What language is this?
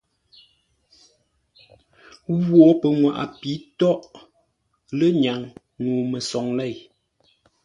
Ngombale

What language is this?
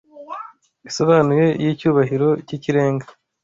Kinyarwanda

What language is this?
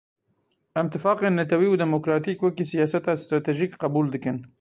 Kurdish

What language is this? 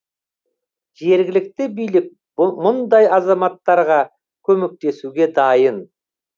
Kazakh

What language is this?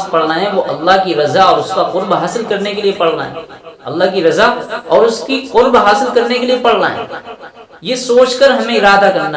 Hindi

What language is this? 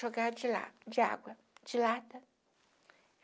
Portuguese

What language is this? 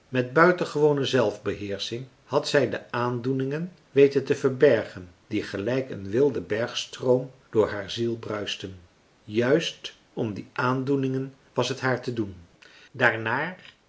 Dutch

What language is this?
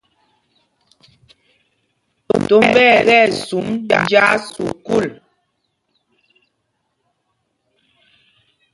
Mpumpong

